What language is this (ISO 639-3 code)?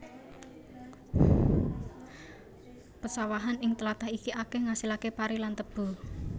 jav